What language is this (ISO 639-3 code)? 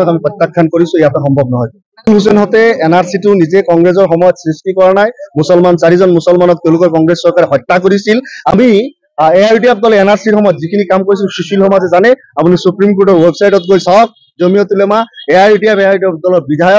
ben